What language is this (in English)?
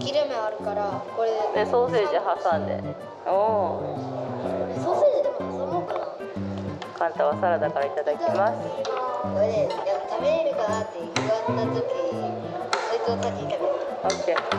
Japanese